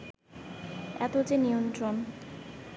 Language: Bangla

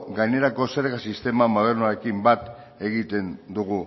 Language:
Basque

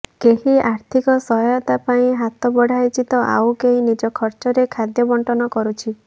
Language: Odia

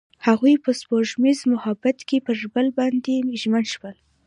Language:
Pashto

